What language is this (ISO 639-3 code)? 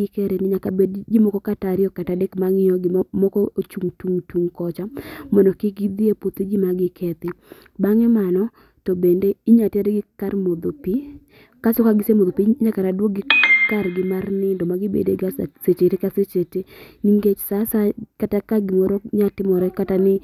luo